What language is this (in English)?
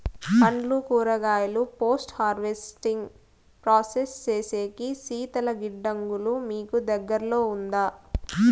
Telugu